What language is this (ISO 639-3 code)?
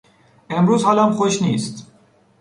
fas